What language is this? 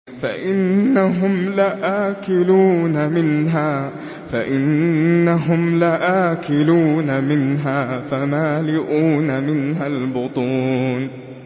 Arabic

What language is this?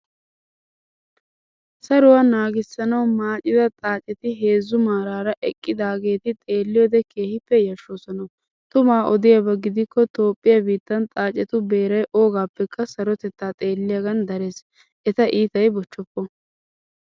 Wolaytta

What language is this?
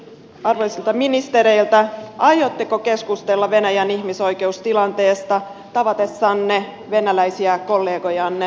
Finnish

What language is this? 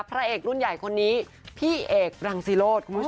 Thai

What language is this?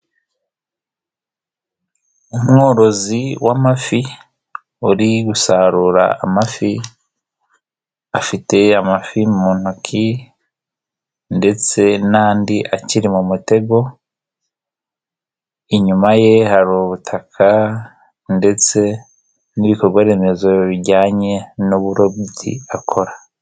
Kinyarwanda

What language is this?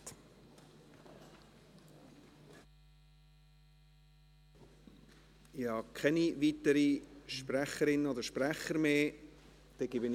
Swiss German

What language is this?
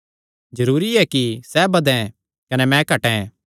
Kangri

